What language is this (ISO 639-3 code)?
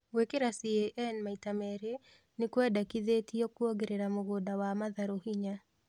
kik